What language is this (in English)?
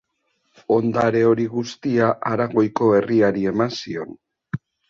Basque